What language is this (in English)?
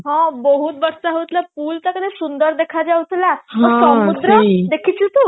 Odia